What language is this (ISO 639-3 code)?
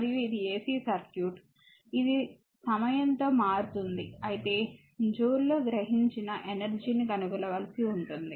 tel